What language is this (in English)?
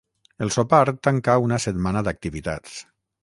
Catalan